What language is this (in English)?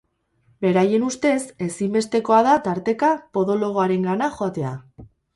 Basque